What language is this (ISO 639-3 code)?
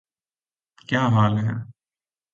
urd